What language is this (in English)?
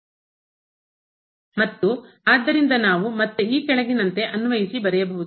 Kannada